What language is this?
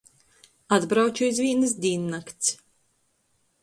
Latgalian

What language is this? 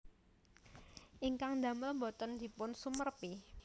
Javanese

